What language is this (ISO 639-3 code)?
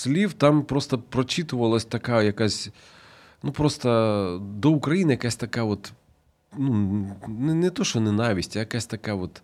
ukr